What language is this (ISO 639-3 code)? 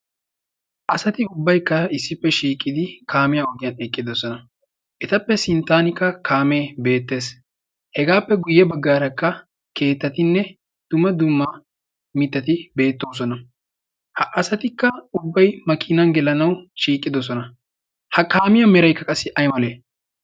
wal